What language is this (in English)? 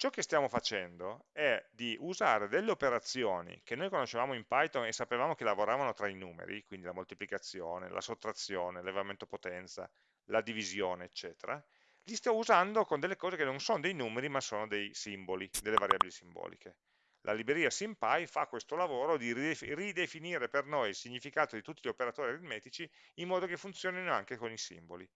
Italian